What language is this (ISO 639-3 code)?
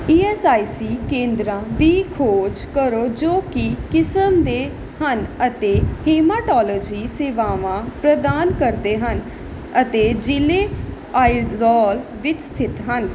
pan